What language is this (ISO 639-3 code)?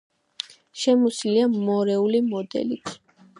kat